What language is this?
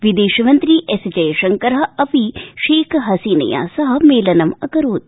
Sanskrit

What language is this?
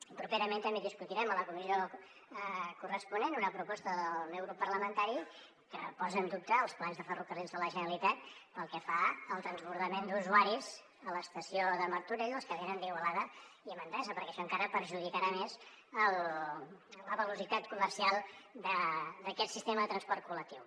Catalan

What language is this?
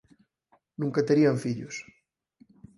Galician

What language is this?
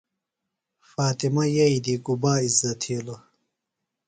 Phalura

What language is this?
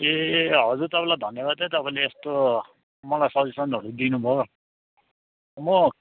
Nepali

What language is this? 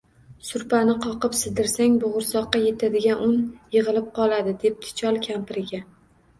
Uzbek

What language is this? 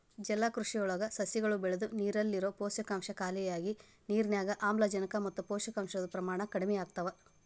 Kannada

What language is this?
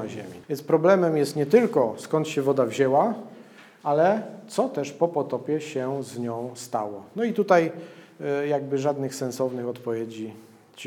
Polish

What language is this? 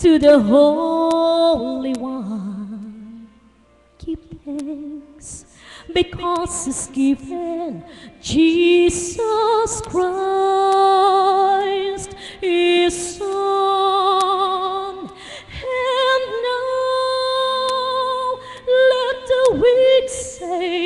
Filipino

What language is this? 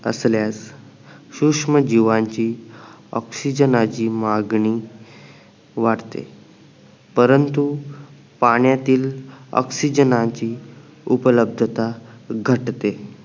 Marathi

